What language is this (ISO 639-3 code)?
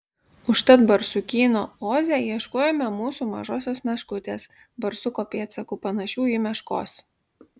lit